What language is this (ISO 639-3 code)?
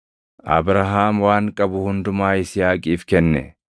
orm